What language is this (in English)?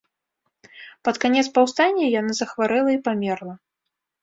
Belarusian